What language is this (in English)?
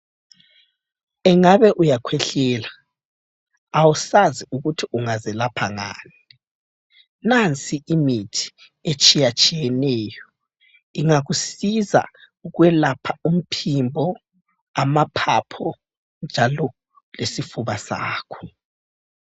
North Ndebele